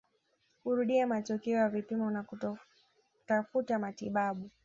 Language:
Swahili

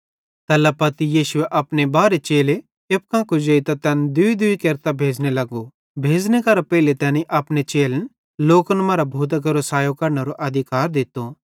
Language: Bhadrawahi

